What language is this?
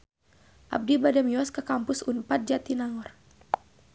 Sundanese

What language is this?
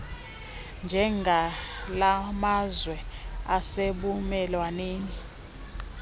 Xhosa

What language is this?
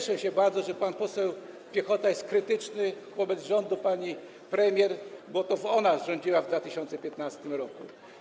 Polish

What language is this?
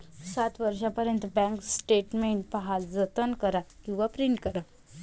Marathi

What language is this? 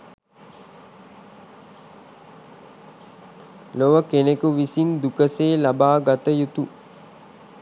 Sinhala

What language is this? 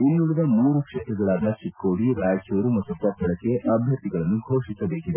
Kannada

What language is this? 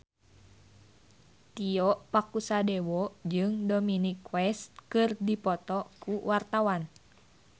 Sundanese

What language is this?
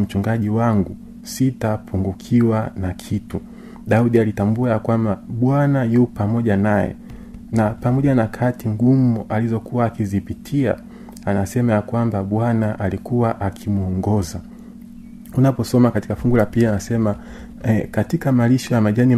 Swahili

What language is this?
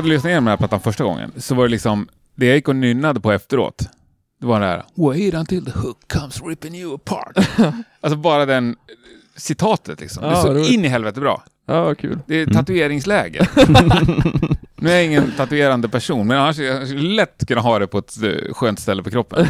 Swedish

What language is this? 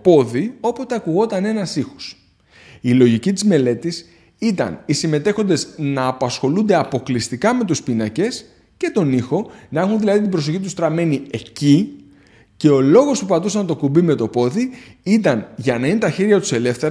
Greek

